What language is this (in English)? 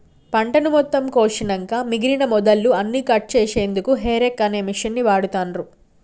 Telugu